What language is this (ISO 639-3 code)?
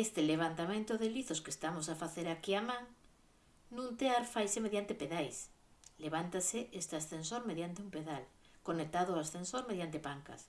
glg